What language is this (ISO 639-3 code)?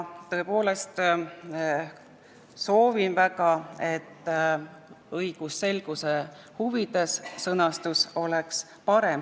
est